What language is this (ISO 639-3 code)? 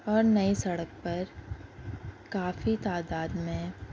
urd